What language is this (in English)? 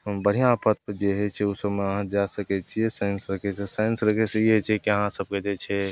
Maithili